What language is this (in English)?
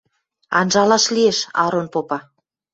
Western Mari